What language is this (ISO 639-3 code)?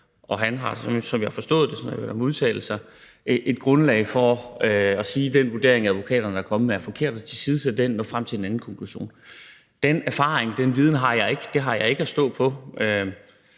dan